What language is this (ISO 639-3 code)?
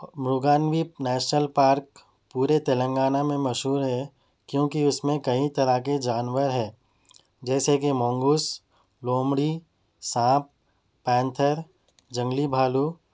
urd